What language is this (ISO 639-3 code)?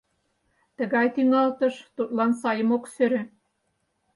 chm